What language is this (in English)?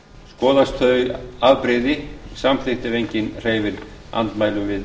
Icelandic